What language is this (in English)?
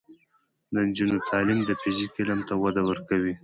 Pashto